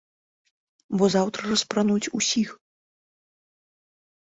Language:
Belarusian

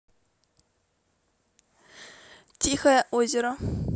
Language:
Russian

